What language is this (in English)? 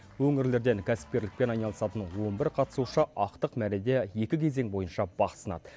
Kazakh